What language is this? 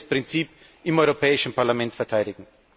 German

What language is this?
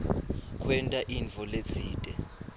Swati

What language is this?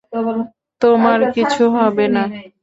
Bangla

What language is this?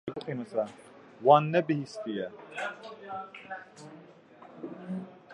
Kurdish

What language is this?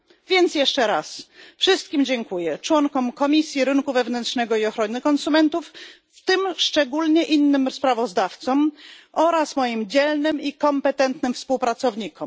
Polish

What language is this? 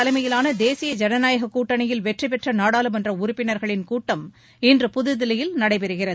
Tamil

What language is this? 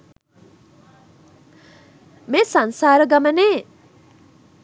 Sinhala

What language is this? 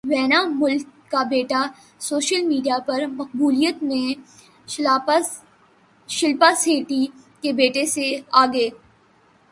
Urdu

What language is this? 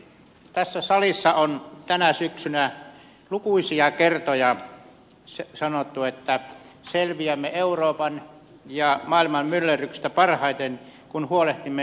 Finnish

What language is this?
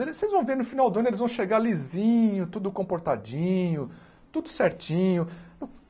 Portuguese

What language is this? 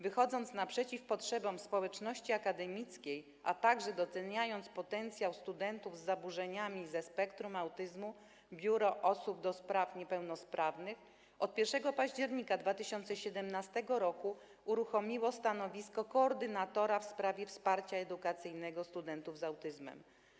Polish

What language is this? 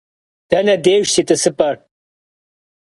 Kabardian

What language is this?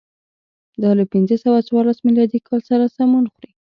Pashto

